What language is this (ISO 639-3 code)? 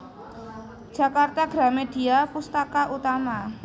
jav